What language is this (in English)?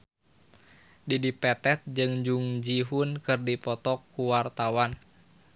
Sundanese